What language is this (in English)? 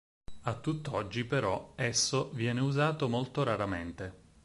Italian